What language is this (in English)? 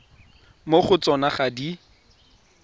Tswana